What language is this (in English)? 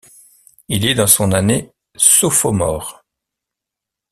French